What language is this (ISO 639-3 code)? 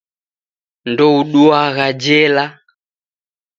dav